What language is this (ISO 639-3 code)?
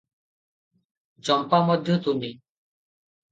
ori